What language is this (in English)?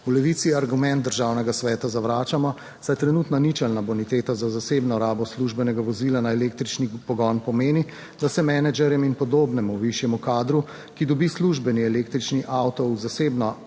Slovenian